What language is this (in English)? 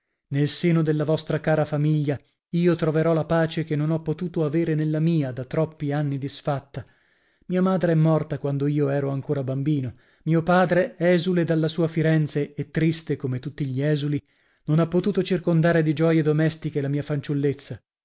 Italian